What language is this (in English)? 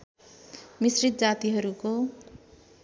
Nepali